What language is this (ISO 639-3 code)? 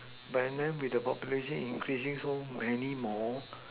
eng